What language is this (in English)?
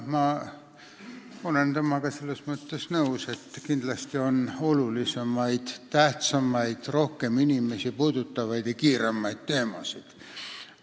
Estonian